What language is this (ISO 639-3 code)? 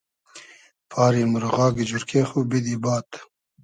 haz